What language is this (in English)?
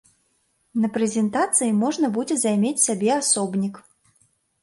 Belarusian